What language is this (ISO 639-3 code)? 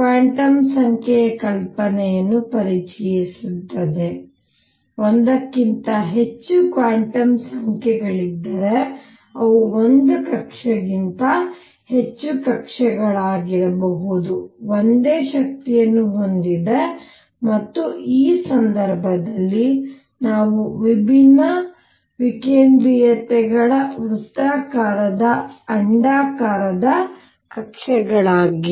kan